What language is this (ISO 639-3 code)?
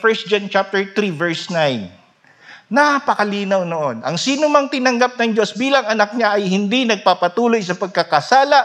fil